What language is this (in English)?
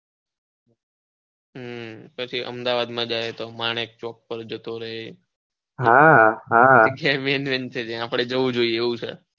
Gujarati